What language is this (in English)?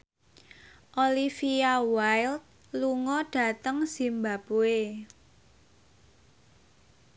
Javanese